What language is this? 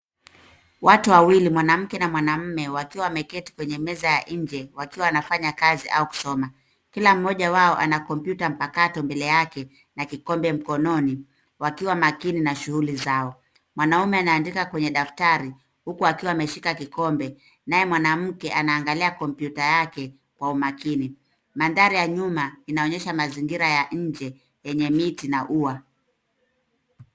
Swahili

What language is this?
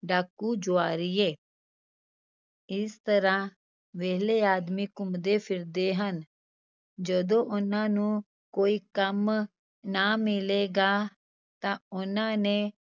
Punjabi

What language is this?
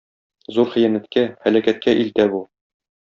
Tatar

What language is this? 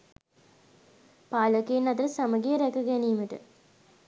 Sinhala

